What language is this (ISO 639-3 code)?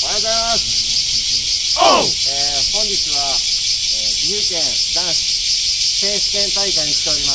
jpn